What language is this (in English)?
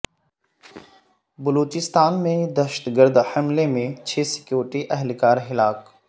Urdu